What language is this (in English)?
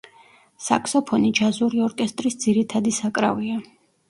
Georgian